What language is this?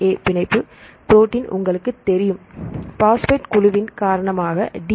Tamil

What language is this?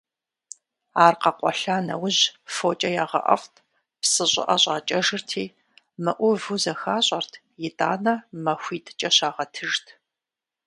Kabardian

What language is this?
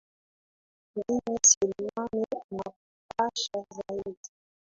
Swahili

